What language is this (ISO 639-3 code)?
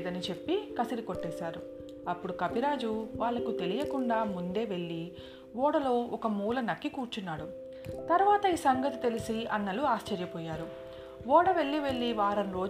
tel